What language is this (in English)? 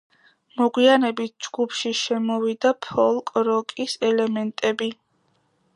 Georgian